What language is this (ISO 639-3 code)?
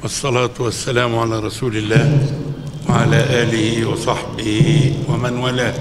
ara